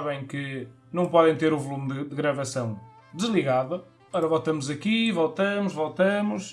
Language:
Portuguese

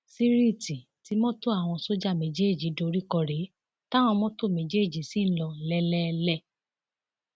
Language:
Yoruba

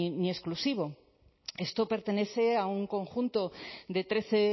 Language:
Spanish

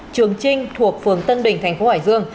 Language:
Vietnamese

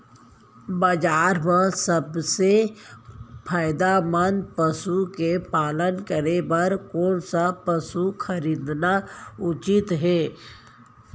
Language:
Chhattisgarhi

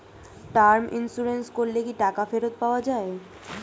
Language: Bangla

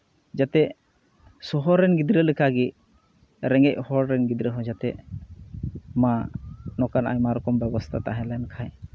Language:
Santali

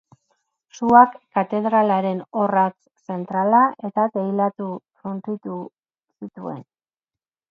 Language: Basque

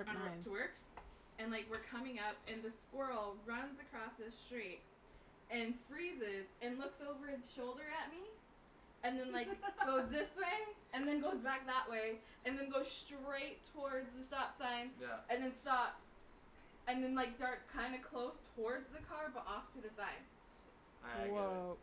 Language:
English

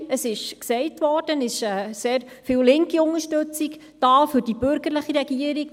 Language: Swiss German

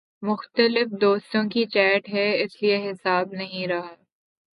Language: Urdu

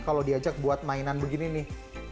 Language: Indonesian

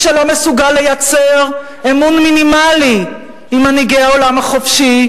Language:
Hebrew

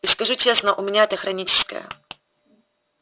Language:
Russian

